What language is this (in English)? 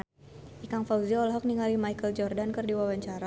Sundanese